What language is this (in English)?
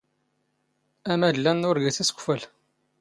Standard Moroccan Tamazight